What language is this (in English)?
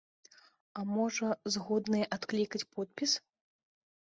Belarusian